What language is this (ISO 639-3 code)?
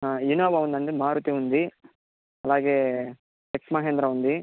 tel